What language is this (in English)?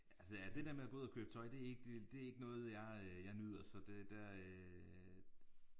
Danish